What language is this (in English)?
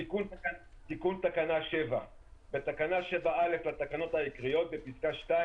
Hebrew